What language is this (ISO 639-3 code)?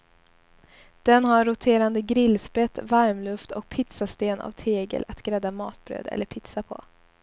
swe